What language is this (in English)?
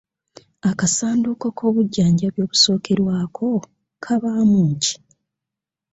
Ganda